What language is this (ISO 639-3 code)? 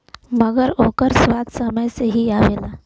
bho